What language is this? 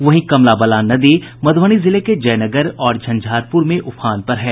Hindi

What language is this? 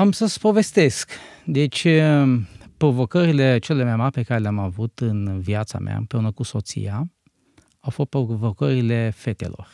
Romanian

